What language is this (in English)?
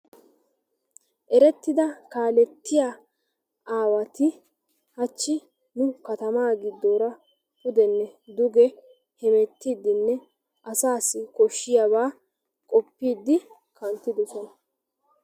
Wolaytta